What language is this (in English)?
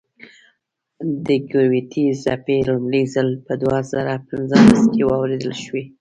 Pashto